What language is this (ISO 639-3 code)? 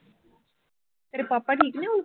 pan